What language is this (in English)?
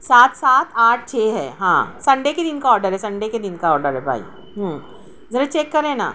Urdu